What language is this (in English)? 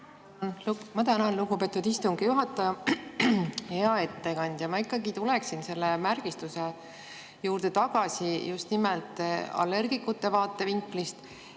Estonian